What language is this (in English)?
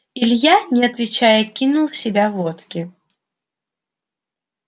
Russian